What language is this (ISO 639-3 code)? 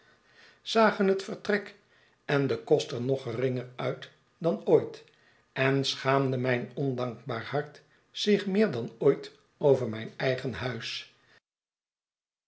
nld